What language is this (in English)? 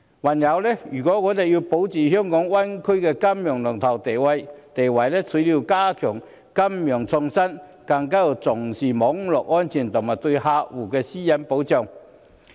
Cantonese